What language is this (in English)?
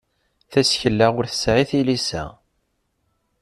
Kabyle